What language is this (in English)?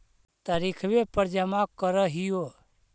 Magahi